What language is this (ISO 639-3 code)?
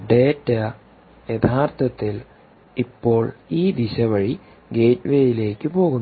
mal